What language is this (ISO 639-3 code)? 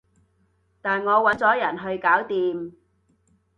yue